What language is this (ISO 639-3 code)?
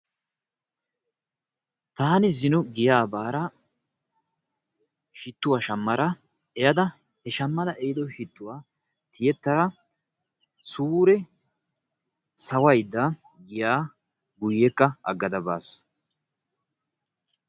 wal